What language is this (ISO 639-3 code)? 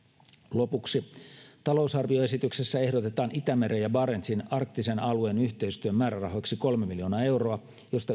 fin